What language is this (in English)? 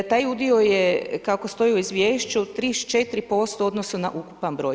Croatian